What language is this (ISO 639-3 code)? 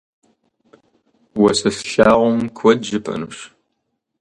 kbd